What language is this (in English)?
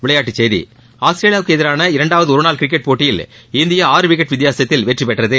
Tamil